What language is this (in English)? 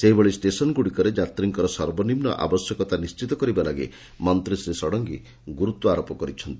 Odia